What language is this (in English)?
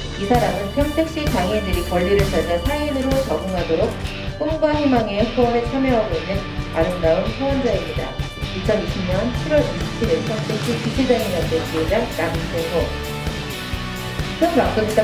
Korean